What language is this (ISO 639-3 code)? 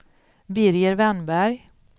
swe